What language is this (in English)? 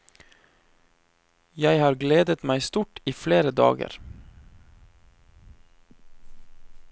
Norwegian